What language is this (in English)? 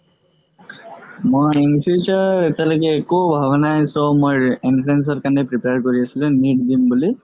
Assamese